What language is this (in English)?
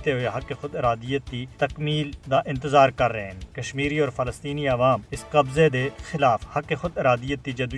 Urdu